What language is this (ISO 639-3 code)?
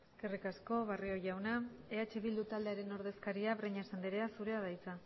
eus